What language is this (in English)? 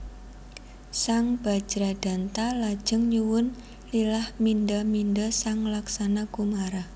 Javanese